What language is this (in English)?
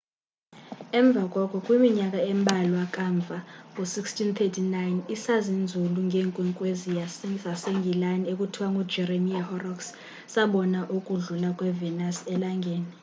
Xhosa